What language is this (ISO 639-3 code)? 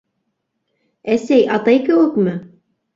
bak